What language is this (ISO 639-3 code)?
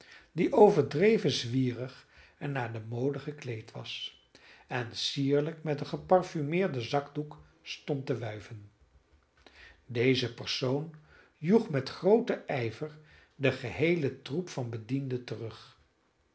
nld